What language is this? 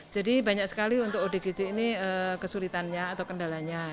Indonesian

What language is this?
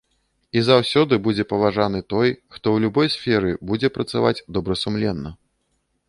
Belarusian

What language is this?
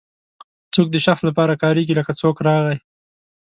Pashto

